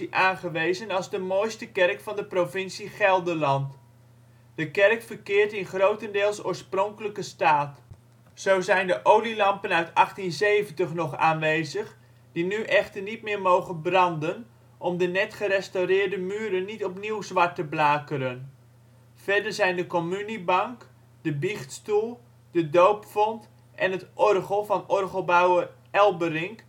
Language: Dutch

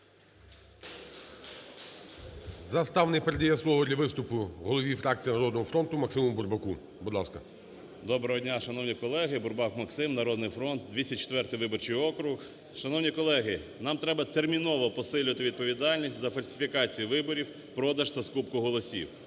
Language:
Ukrainian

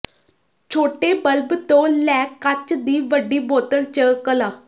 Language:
Punjabi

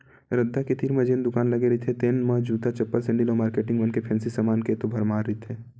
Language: Chhattisgarhi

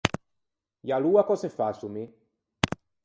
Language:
Ligurian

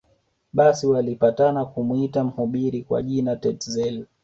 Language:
Swahili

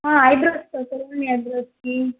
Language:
Telugu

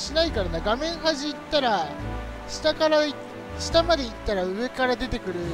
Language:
Japanese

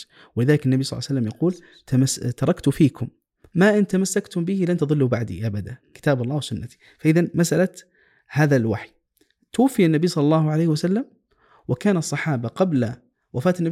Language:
Arabic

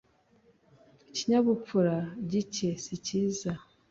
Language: Kinyarwanda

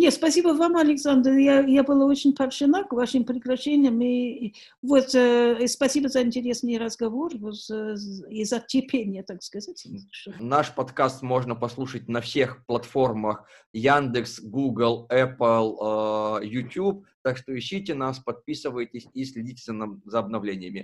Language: Russian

